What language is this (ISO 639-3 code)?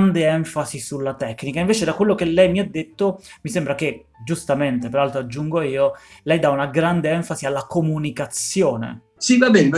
ita